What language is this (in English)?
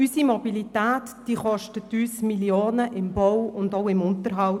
Swiss German